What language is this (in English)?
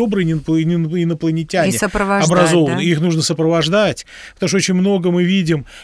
Russian